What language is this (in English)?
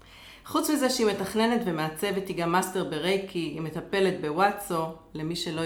Hebrew